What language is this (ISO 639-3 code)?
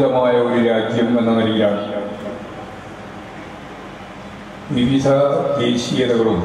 eng